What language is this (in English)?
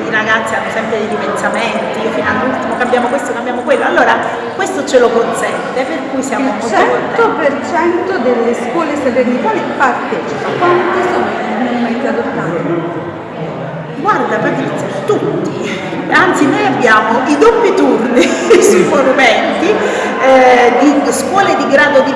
Italian